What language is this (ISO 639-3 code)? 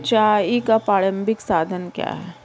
hin